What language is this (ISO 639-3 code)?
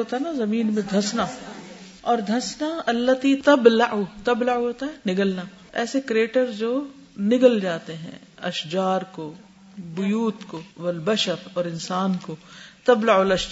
urd